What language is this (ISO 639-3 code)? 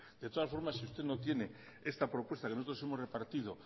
spa